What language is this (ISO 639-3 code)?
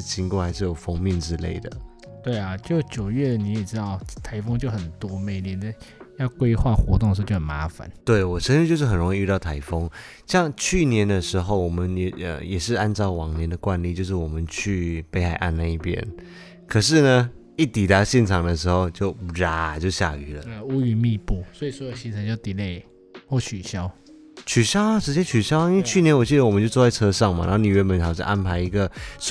zho